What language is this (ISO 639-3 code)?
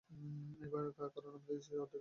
ben